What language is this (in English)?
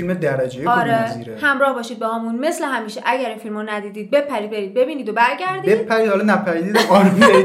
Persian